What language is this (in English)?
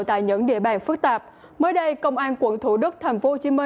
Vietnamese